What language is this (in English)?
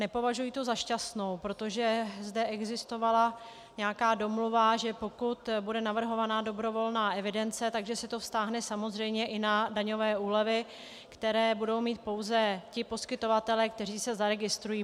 Czech